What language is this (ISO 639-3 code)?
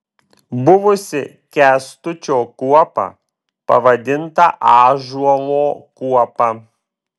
lit